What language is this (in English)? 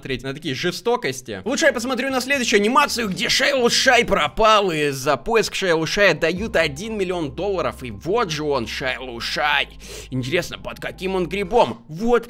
Russian